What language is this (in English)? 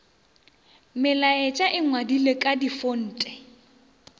Northern Sotho